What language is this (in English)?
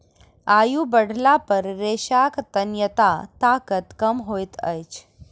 Maithili